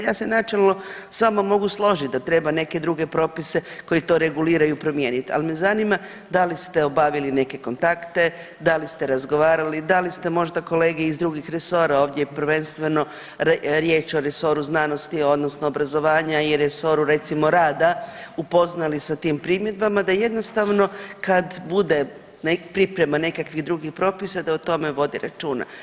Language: Croatian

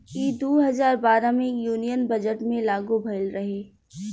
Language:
Bhojpuri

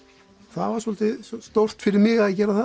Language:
Icelandic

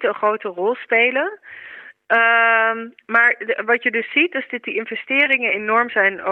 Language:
Dutch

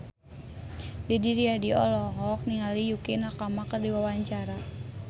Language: Sundanese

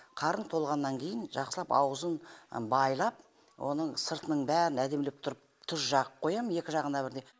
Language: Kazakh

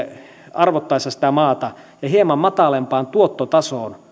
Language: Finnish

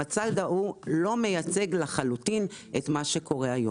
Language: Hebrew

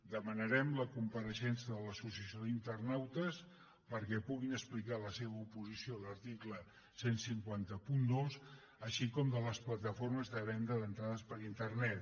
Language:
Catalan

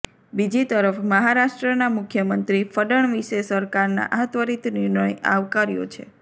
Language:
Gujarati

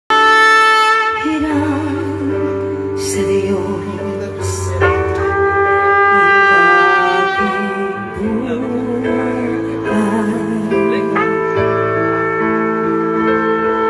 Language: Arabic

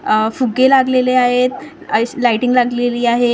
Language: Marathi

